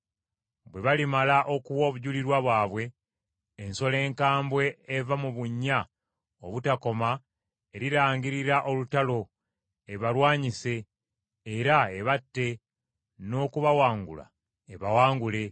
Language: Ganda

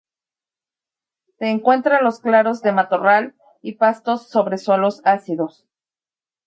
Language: Spanish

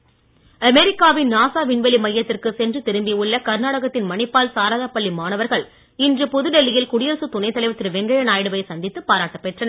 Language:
Tamil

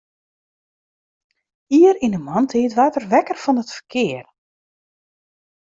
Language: Western Frisian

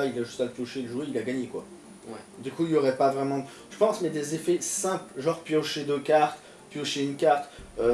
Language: French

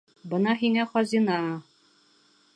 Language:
Bashkir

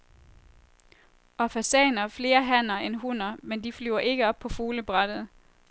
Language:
Danish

